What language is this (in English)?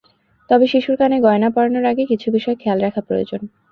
Bangla